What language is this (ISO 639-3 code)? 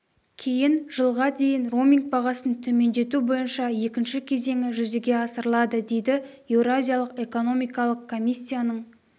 kaz